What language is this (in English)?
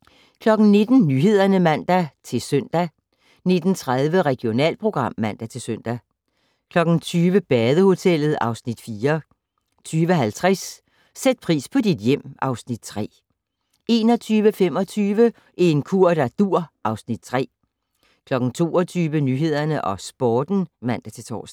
Danish